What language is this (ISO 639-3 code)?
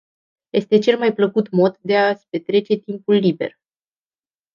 ron